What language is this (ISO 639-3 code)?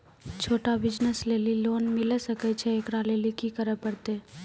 mai